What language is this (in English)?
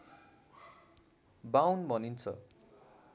Nepali